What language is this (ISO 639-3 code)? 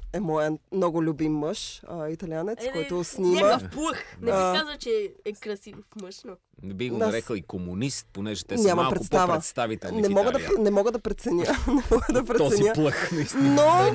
bul